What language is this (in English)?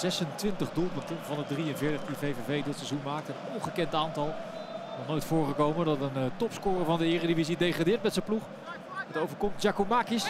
Dutch